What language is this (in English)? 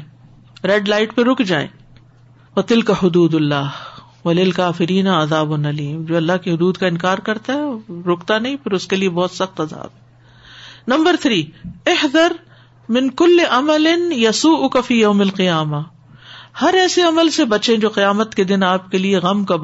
Urdu